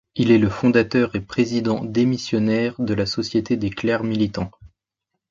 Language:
French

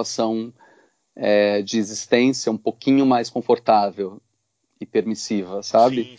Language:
Portuguese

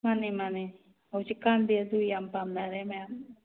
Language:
Manipuri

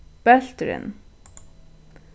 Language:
Faroese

